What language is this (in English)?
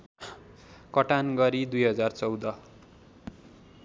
Nepali